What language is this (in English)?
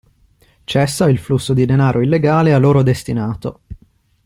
Italian